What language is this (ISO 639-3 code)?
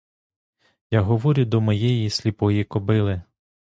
ukr